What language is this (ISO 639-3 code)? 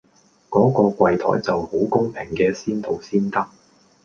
yue